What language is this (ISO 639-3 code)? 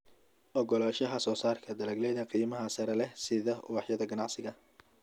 som